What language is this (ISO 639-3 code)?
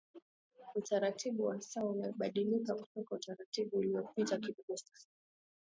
swa